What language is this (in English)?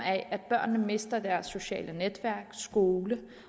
Danish